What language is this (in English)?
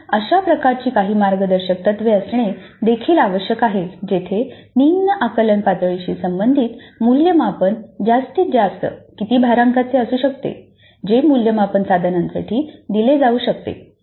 Marathi